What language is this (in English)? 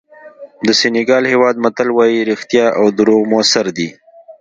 Pashto